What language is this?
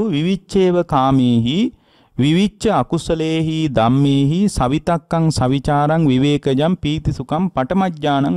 Indonesian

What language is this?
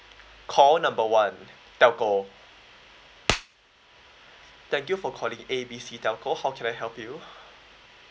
English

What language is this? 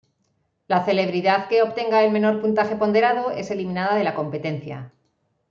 Spanish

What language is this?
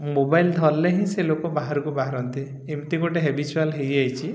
Odia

